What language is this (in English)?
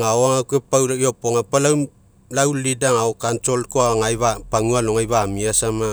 Mekeo